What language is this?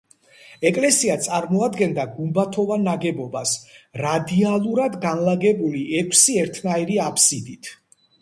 Georgian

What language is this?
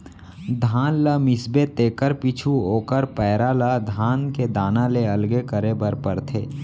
Chhattisgarhi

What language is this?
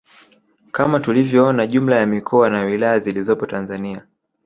Swahili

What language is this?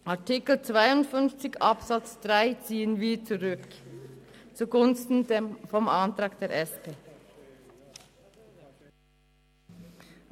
Swiss German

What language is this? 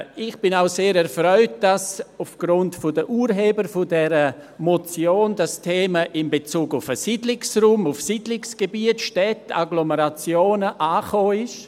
Swiss German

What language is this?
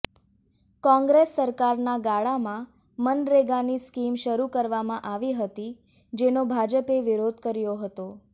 Gujarati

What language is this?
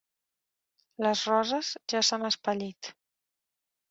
Catalan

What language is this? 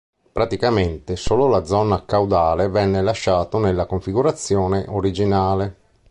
Italian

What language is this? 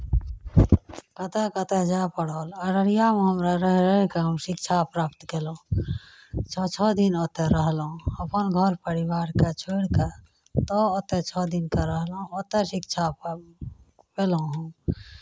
Maithili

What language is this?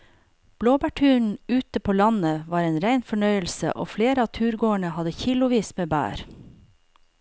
Norwegian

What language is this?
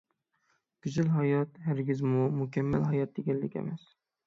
Uyghur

